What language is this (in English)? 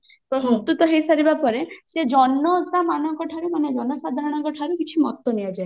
Odia